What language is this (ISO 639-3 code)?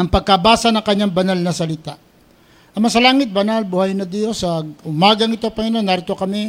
fil